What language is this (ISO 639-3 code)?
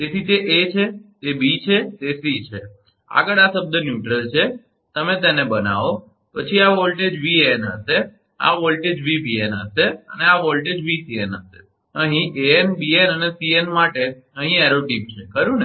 guj